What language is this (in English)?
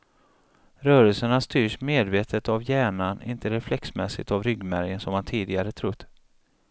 Swedish